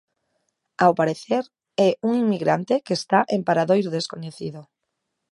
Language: Galician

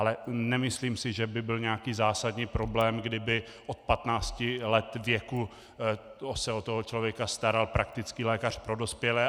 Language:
Czech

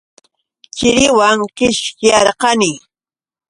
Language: Yauyos Quechua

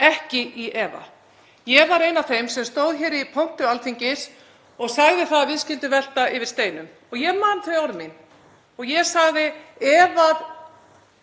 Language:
Icelandic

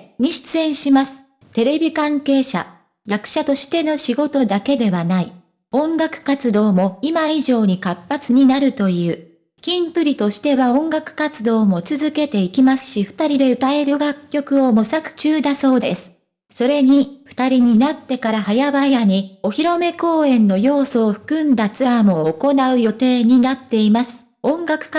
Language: Japanese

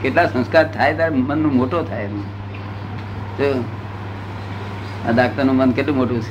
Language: Gujarati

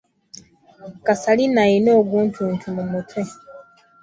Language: Ganda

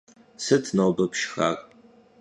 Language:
Kabardian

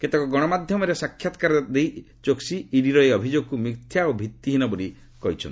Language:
Odia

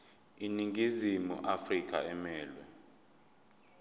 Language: Zulu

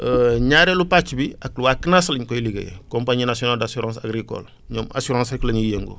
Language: Wolof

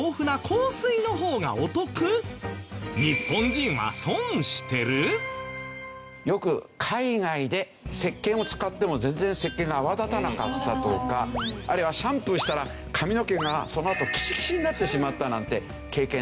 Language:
Japanese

